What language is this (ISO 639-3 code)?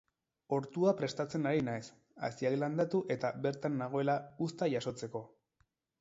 eus